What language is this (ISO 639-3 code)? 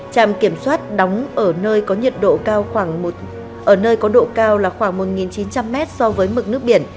vie